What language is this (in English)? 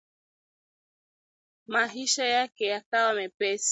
Swahili